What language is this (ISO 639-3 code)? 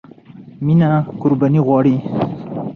pus